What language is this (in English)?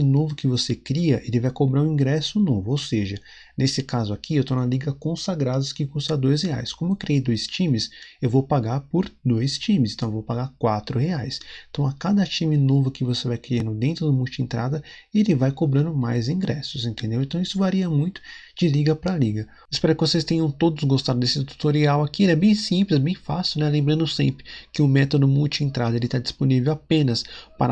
Portuguese